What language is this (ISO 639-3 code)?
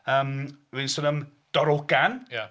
cym